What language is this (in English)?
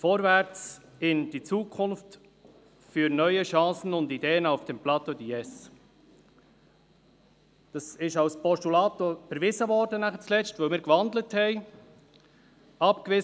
Swiss German